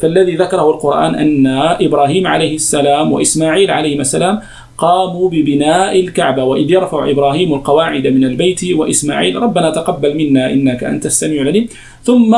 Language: Arabic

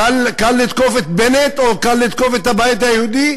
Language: Hebrew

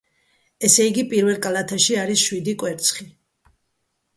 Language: Georgian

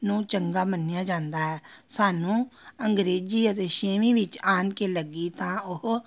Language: Punjabi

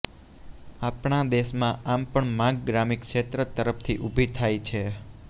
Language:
Gujarati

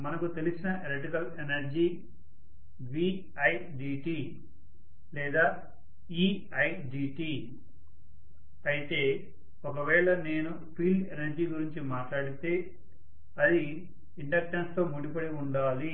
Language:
Telugu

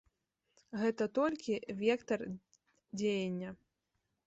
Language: Belarusian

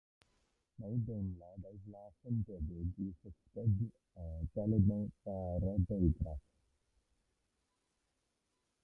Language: Welsh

